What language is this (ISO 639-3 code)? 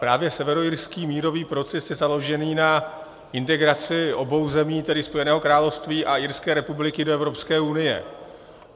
ces